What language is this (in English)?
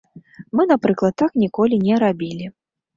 Belarusian